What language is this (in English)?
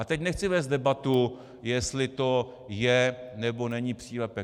Czech